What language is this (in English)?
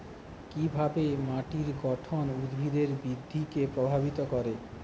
Bangla